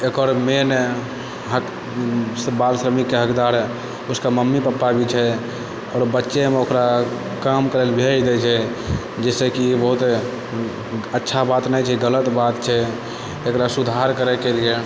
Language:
Maithili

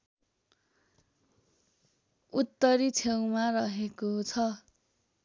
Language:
Nepali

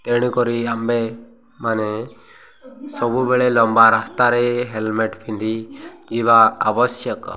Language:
Odia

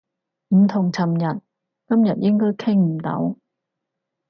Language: Cantonese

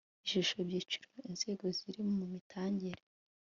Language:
Kinyarwanda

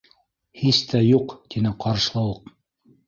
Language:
Bashkir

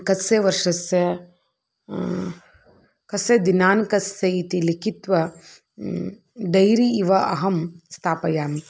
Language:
Sanskrit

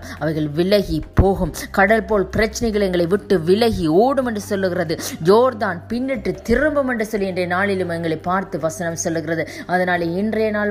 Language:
Tamil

